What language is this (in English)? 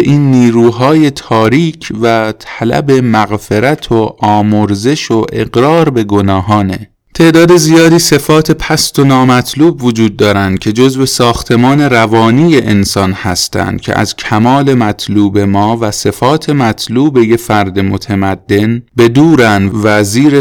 Persian